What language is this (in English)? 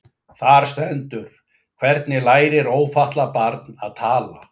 Icelandic